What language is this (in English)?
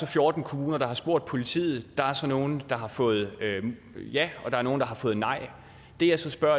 Danish